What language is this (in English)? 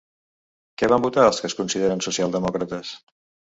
Catalan